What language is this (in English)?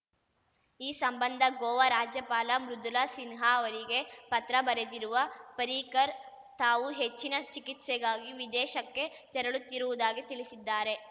Kannada